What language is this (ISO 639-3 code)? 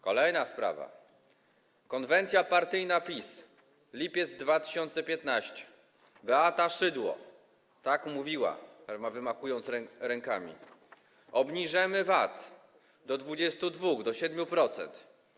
pol